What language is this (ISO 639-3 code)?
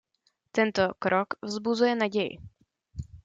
ces